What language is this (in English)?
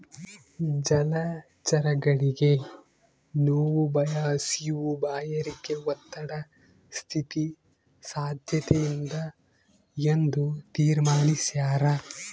Kannada